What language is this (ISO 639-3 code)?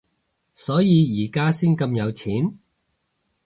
yue